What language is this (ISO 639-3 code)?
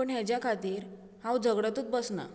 kok